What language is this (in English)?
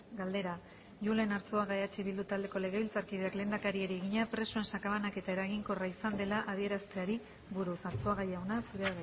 Basque